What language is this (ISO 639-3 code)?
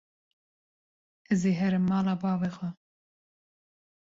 kur